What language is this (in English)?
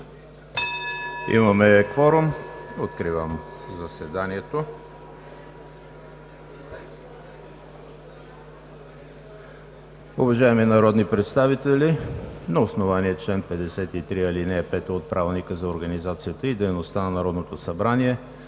Bulgarian